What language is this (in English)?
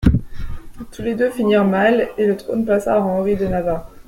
French